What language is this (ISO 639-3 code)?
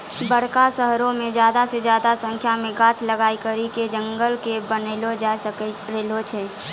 mai